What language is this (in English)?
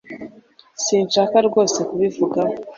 Kinyarwanda